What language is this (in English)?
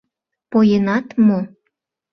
Mari